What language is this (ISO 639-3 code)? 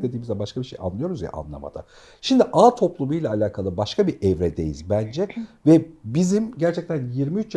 tur